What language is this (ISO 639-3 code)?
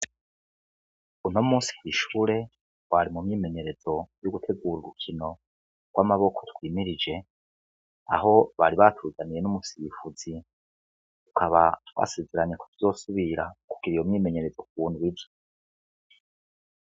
run